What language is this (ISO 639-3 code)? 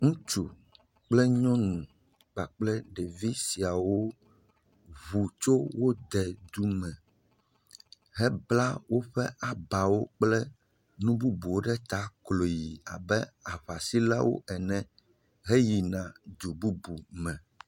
ewe